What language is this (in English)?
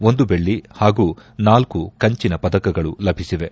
Kannada